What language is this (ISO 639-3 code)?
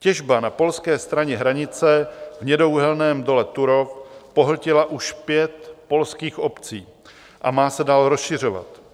ces